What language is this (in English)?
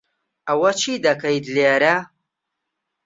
Central Kurdish